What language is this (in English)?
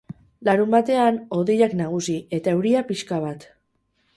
Basque